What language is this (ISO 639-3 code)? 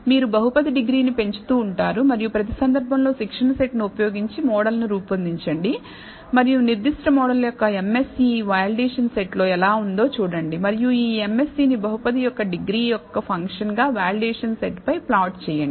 tel